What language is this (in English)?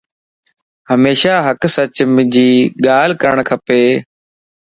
Lasi